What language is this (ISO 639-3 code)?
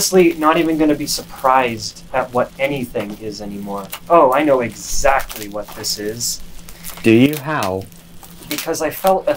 eng